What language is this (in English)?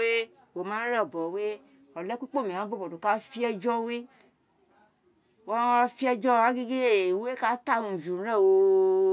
Isekiri